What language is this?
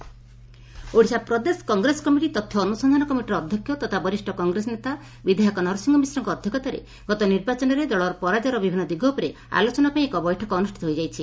Odia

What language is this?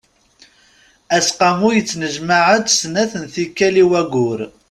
Kabyle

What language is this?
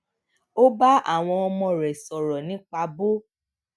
Yoruba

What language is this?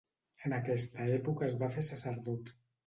Catalan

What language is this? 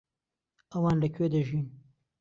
Central Kurdish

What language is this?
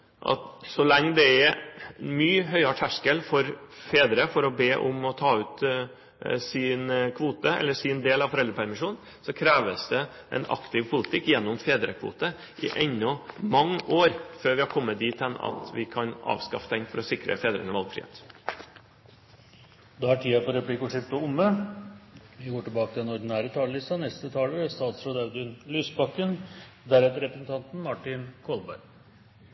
Norwegian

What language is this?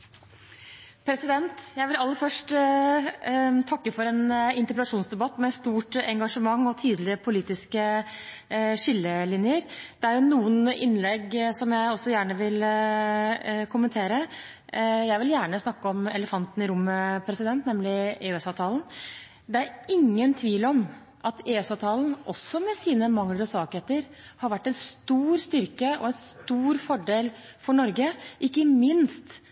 Norwegian Bokmål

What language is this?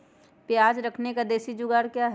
Magahi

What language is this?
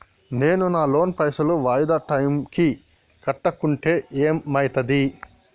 Telugu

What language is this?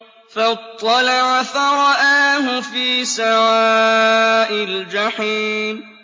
Arabic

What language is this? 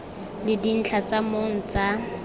Tswana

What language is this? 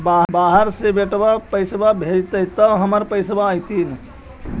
Magahi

